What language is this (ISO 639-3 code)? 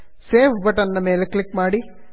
kan